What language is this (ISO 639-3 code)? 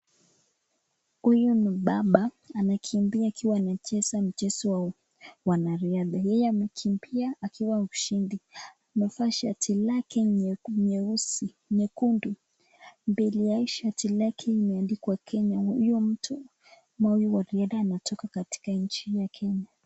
swa